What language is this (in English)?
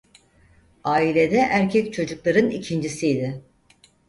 Turkish